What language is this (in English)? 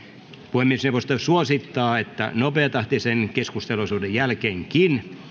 Finnish